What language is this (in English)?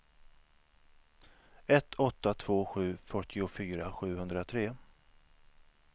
Swedish